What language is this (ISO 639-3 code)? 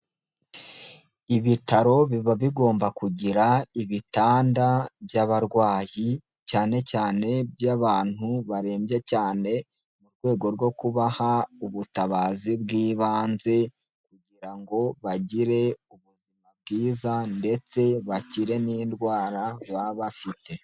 kin